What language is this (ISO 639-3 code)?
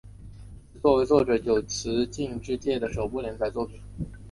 zho